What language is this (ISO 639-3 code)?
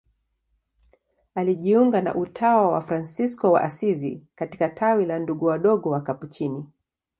swa